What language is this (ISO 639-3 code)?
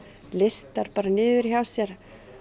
isl